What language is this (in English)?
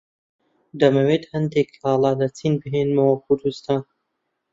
Central Kurdish